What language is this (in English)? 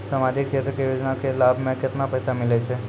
Maithili